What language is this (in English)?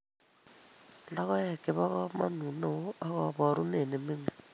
Kalenjin